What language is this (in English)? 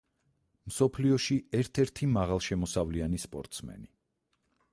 Georgian